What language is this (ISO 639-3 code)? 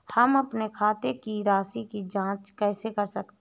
hin